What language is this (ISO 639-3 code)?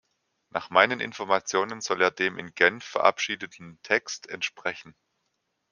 deu